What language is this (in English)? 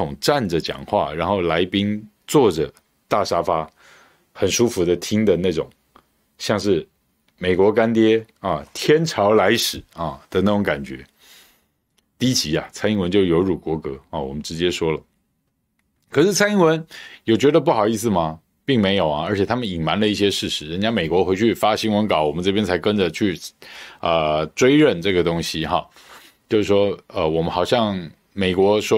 Chinese